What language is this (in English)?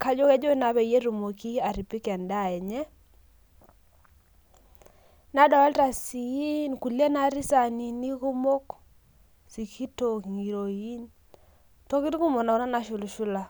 Masai